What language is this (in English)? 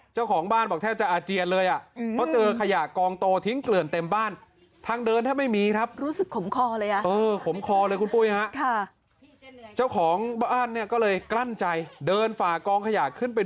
Thai